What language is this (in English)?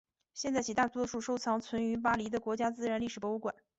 Chinese